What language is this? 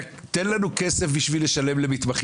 Hebrew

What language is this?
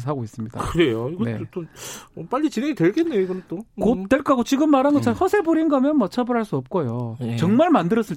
Korean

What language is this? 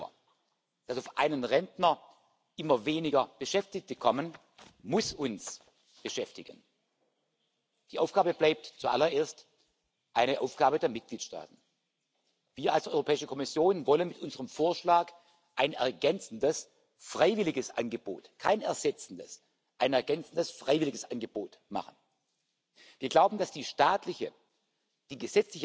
English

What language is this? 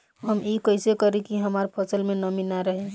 Bhojpuri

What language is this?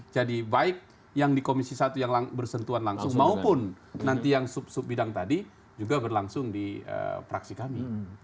Indonesian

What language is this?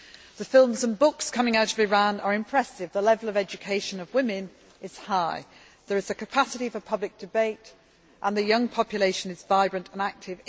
English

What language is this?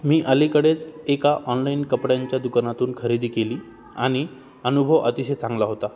Marathi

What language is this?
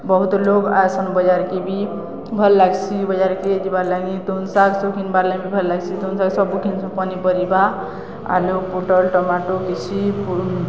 Odia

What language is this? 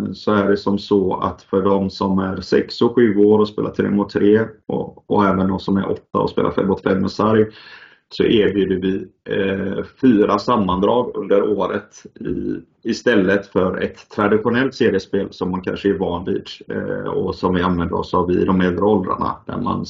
Swedish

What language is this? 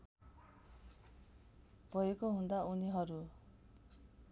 Nepali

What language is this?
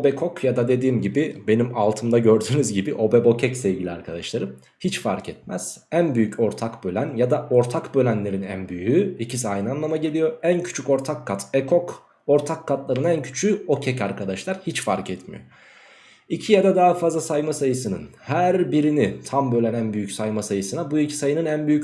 Turkish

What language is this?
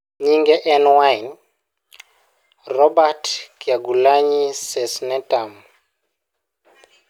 Luo (Kenya and Tanzania)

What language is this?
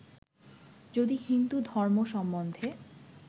Bangla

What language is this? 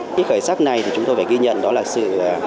Vietnamese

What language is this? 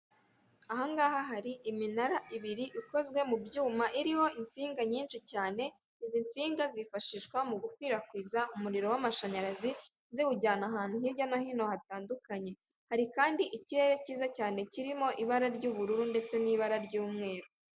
Kinyarwanda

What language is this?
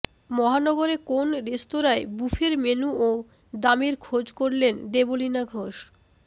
Bangla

